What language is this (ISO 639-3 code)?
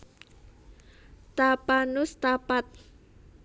jav